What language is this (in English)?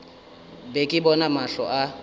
Northern Sotho